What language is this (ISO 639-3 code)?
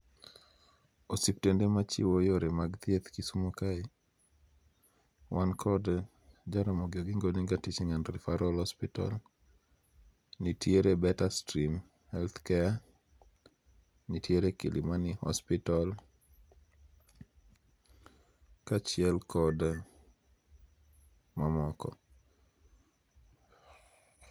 luo